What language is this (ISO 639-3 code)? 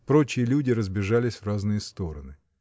rus